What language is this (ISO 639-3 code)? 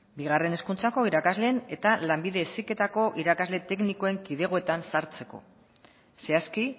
eus